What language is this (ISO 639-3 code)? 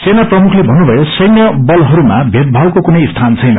nep